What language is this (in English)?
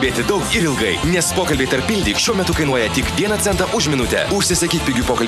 Lithuanian